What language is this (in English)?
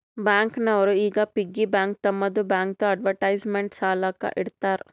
Kannada